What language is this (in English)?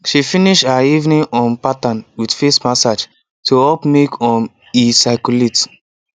Nigerian Pidgin